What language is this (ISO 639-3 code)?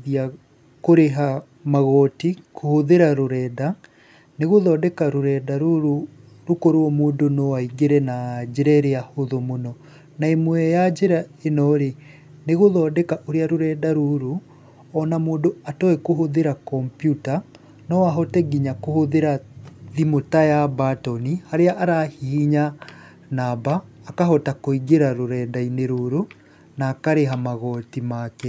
kik